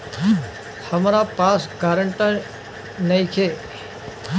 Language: Bhojpuri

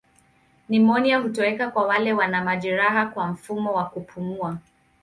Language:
Swahili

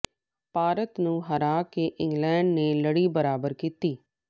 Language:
Punjabi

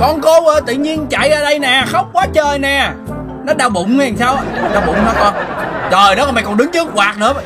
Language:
Vietnamese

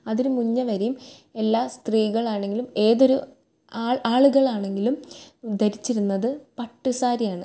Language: Malayalam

